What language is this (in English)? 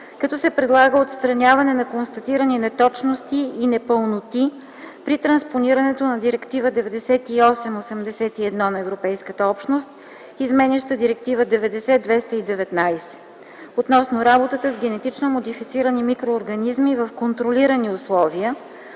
Bulgarian